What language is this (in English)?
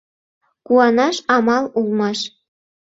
Mari